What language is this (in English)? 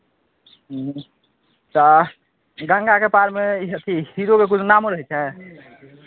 Maithili